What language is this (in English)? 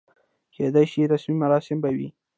Pashto